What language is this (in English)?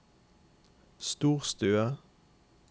Norwegian